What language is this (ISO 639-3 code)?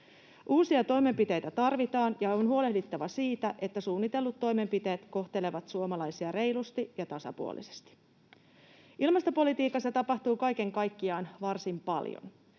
fin